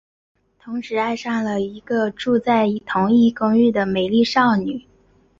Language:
Chinese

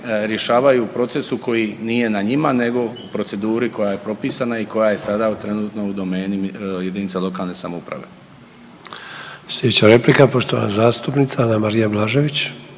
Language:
Croatian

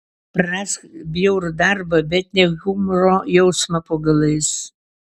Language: Lithuanian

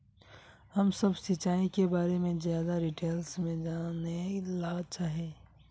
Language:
Magahi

